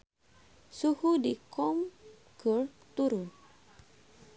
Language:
Sundanese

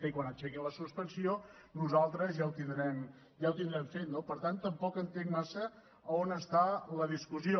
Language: Catalan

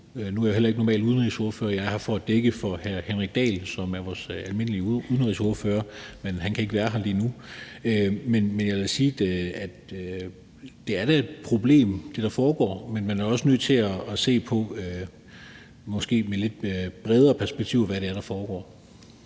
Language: Danish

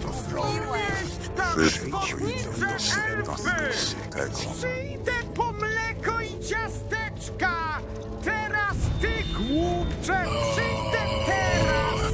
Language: Polish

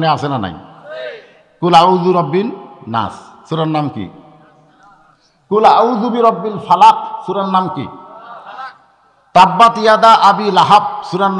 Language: Arabic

